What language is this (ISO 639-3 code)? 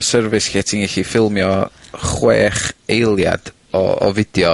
cym